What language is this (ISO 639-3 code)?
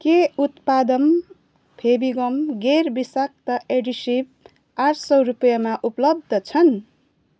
nep